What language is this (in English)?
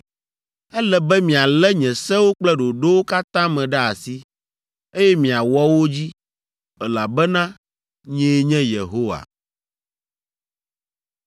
Ewe